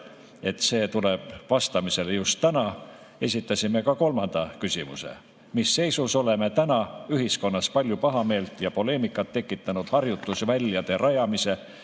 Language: Estonian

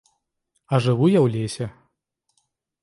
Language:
Belarusian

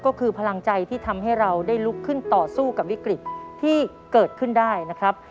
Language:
Thai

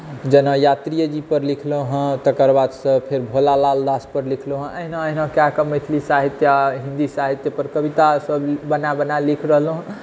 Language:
Maithili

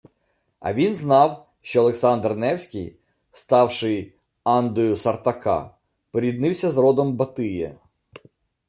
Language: Ukrainian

